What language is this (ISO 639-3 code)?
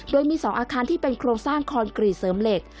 tha